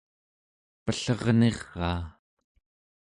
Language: Central Yupik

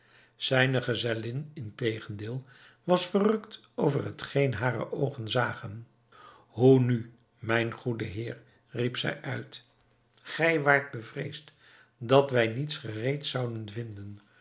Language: Dutch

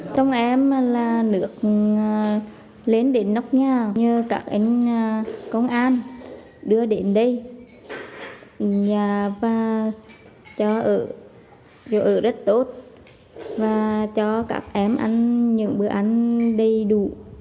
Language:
Vietnamese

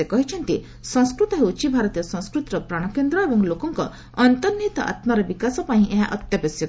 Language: Odia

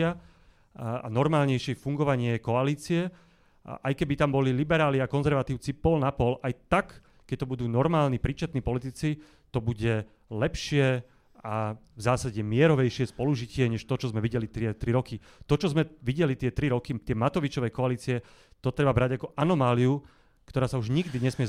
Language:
Slovak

